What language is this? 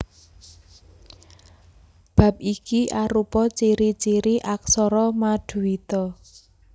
Javanese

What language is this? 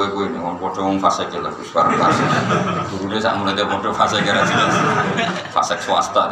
Indonesian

